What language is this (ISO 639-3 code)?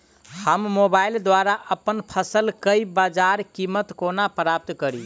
mai